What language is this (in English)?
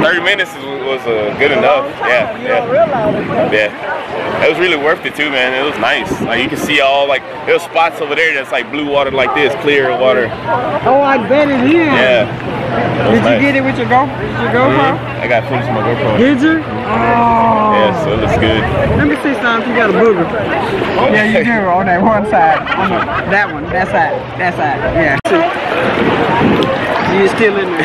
English